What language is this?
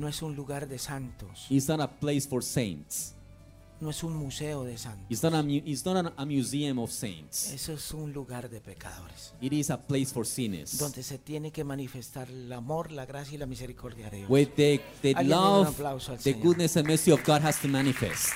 Spanish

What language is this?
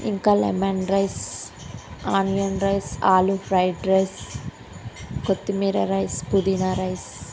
Telugu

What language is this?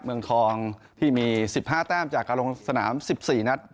Thai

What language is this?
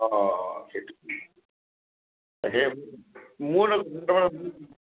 Assamese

